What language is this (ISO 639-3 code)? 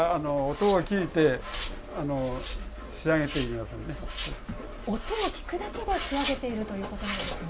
jpn